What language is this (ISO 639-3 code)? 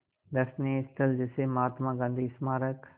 hin